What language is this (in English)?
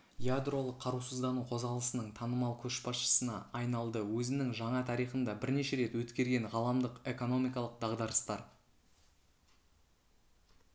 Kazakh